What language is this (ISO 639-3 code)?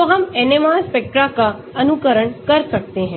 hin